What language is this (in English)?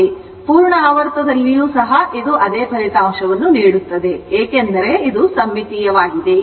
Kannada